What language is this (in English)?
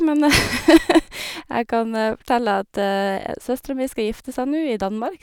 Norwegian